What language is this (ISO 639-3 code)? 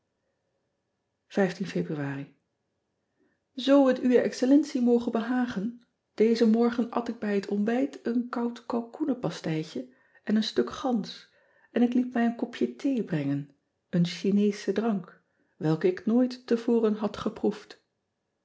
nld